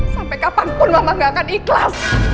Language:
Indonesian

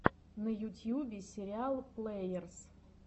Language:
Russian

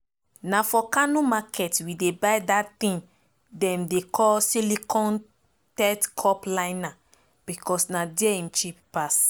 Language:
Nigerian Pidgin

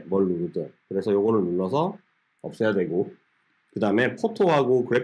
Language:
Korean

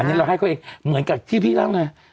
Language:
Thai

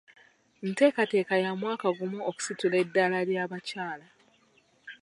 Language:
Ganda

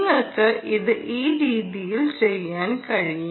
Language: Malayalam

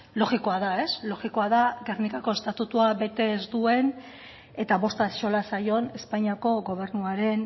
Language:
Basque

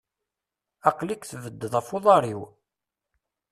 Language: Kabyle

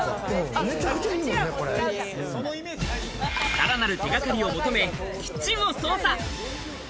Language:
Japanese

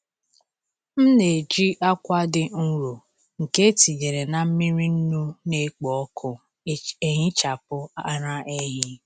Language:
Igbo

